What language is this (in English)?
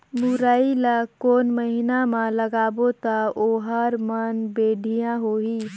Chhattisgarhi